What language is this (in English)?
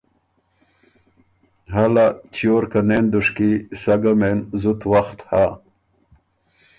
Ormuri